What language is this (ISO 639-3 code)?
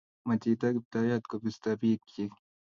kln